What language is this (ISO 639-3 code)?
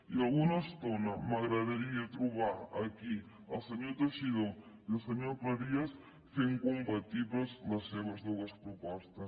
cat